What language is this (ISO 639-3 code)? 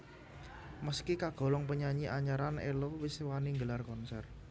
jav